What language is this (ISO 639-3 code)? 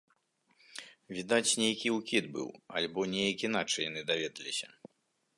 bel